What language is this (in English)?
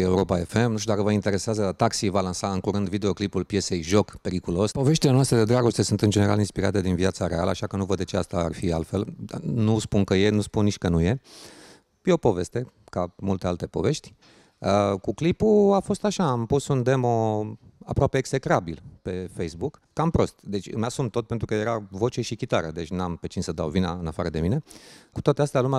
Romanian